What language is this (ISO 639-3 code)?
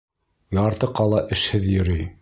bak